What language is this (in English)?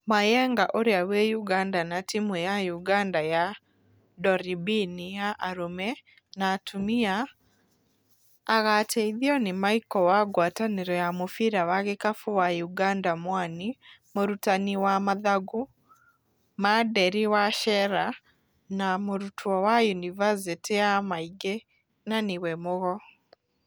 Kikuyu